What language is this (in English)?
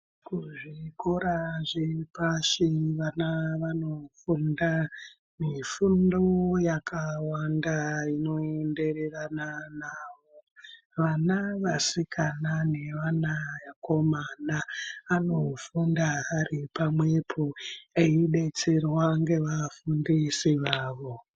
Ndau